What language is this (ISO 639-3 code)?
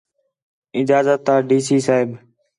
xhe